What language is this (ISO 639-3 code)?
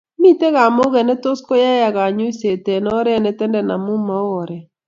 kln